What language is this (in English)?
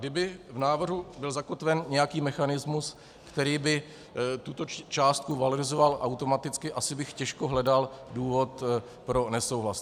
Czech